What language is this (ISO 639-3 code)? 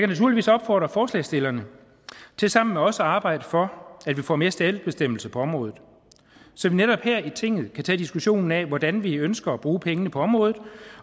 dan